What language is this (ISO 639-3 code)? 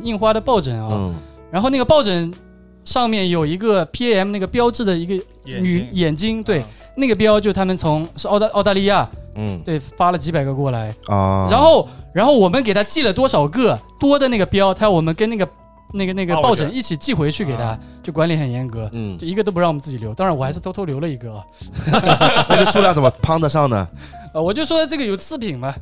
zho